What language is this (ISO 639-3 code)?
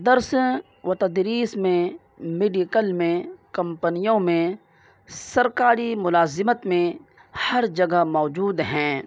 urd